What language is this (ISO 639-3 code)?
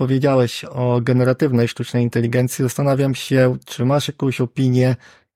pol